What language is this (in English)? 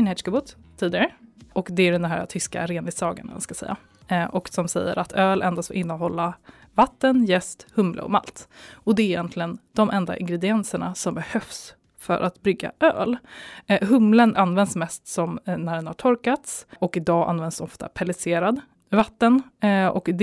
Swedish